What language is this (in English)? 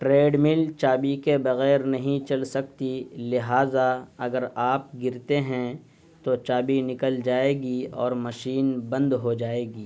Urdu